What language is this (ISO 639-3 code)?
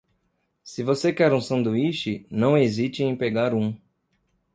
por